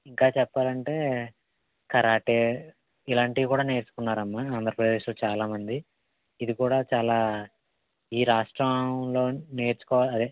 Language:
Telugu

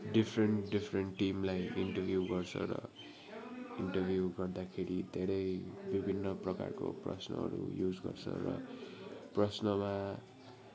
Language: Nepali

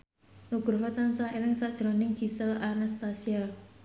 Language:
Javanese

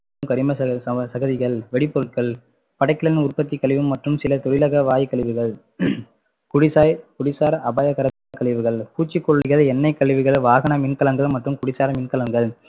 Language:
Tamil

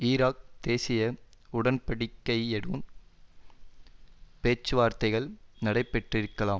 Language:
Tamil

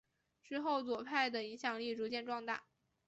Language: Chinese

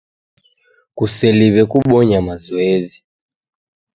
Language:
Taita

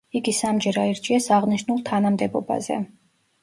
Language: Georgian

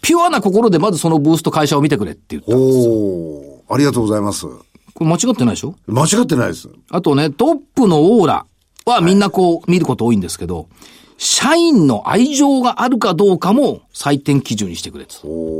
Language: Japanese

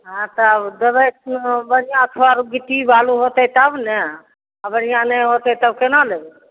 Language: Maithili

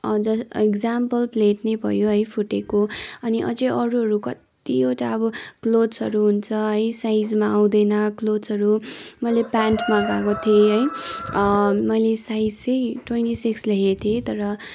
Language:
Nepali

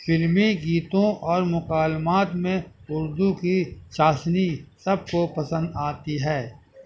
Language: Urdu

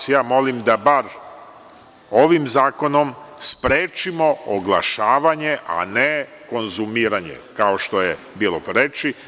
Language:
Serbian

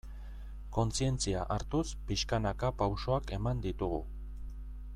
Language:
Basque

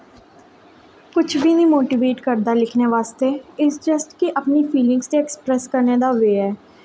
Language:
Dogri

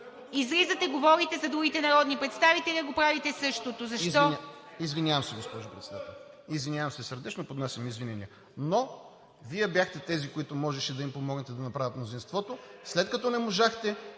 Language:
Bulgarian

